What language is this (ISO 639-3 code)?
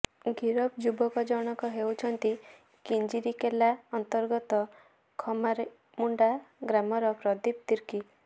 ori